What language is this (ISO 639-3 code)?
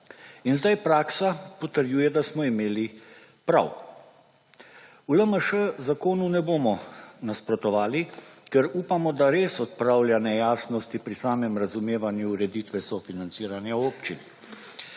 slv